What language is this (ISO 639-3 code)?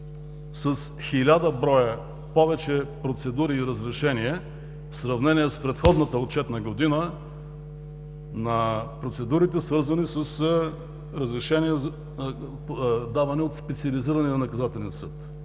bul